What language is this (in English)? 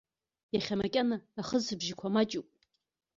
Abkhazian